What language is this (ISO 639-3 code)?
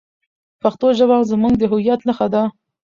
pus